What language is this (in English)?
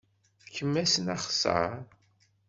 Kabyle